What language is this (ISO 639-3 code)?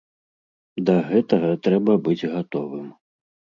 bel